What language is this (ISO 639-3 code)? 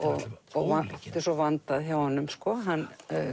isl